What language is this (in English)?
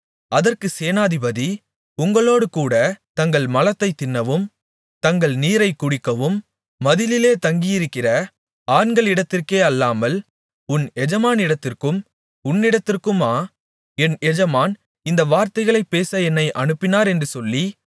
Tamil